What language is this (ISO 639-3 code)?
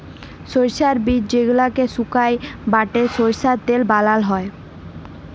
ben